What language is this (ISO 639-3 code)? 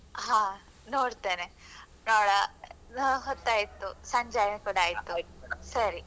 kan